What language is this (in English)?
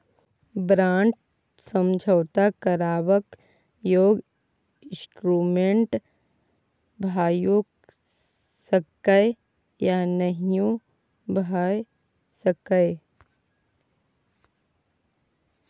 Maithili